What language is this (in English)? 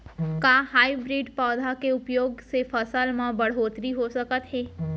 Chhattisgarhi